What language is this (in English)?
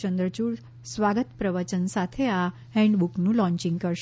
Gujarati